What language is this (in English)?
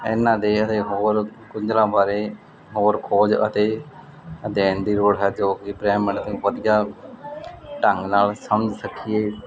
Punjabi